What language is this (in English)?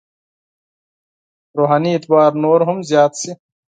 Pashto